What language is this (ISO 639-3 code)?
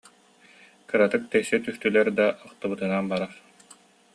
sah